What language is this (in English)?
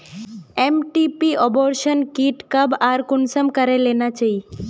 Magahi